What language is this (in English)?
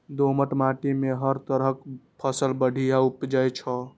Maithili